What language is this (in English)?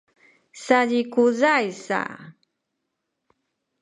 Sakizaya